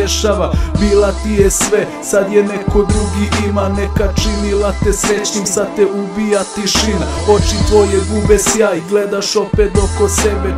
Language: Romanian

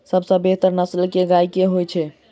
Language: Maithili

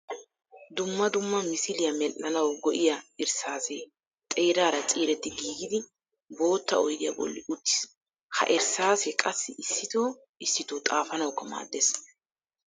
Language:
Wolaytta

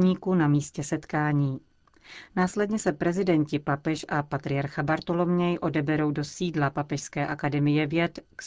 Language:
Czech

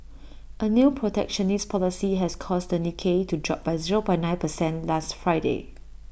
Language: English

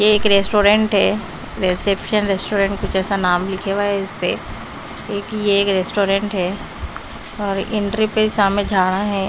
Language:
Hindi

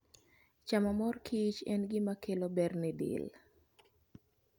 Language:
Luo (Kenya and Tanzania)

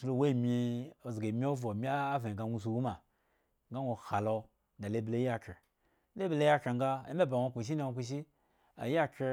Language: Eggon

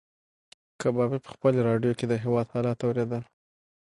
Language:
Pashto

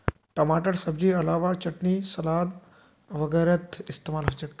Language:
Magahi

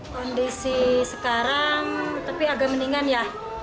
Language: Indonesian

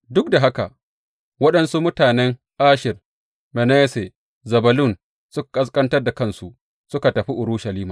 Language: Hausa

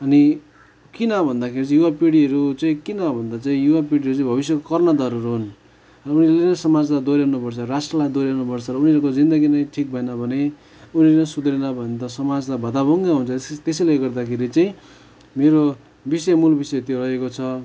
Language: Nepali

